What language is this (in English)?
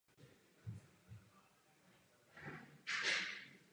Czech